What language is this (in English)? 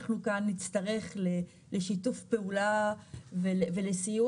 Hebrew